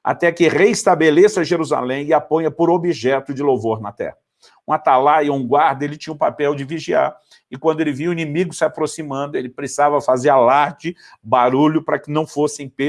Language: Portuguese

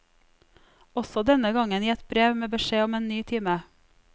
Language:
Norwegian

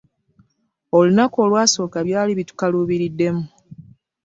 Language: Ganda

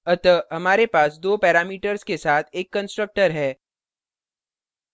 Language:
Hindi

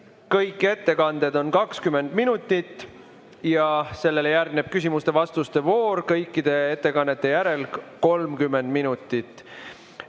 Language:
Estonian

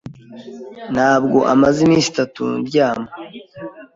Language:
Kinyarwanda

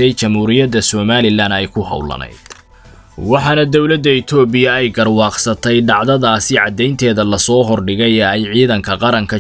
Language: Arabic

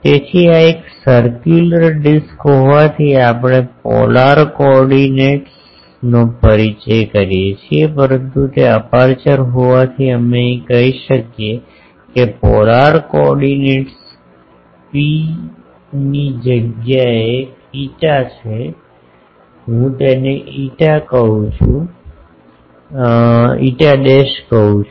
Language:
Gujarati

